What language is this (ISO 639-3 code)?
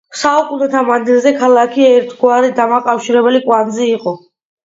kat